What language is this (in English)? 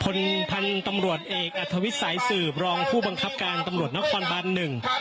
Thai